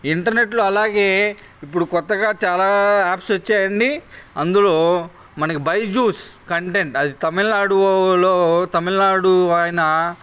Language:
Telugu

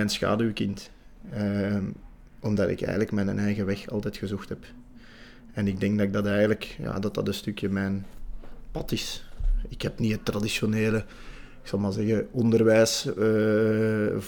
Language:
Dutch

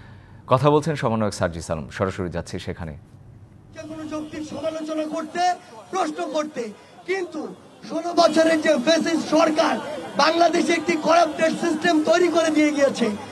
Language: Bangla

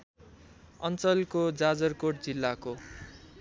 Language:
Nepali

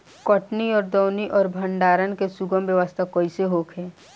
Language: Bhojpuri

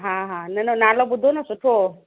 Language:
Sindhi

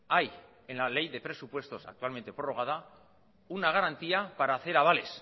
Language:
Spanish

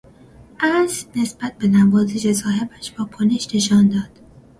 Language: Persian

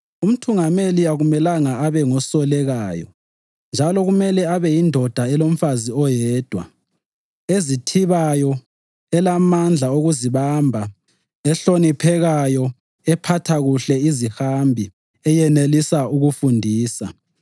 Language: North Ndebele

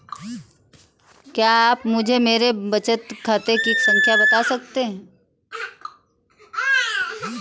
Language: Hindi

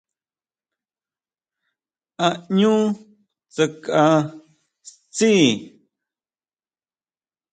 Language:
Huautla Mazatec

